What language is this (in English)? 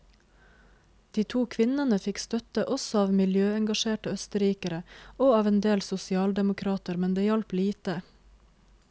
Norwegian